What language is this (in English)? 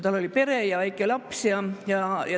Estonian